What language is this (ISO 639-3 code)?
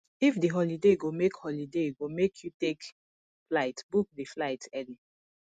pcm